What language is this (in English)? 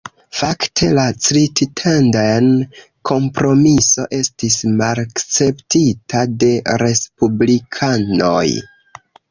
Esperanto